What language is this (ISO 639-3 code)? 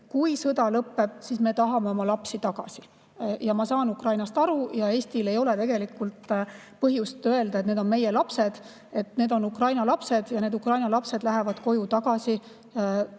est